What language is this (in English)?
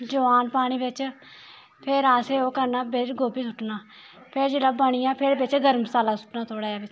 Dogri